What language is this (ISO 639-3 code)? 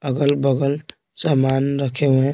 hin